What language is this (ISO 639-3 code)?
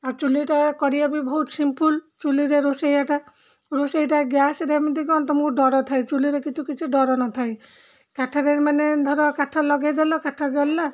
ori